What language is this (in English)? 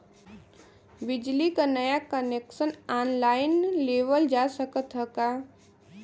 Bhojpuri